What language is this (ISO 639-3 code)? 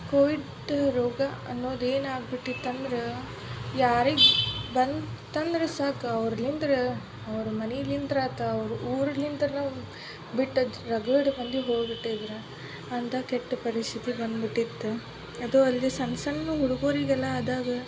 kan